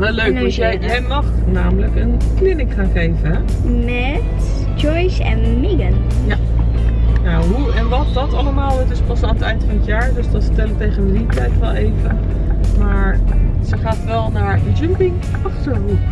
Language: Dutch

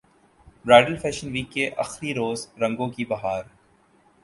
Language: Urdu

